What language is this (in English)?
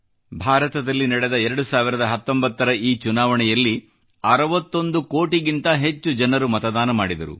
Kannada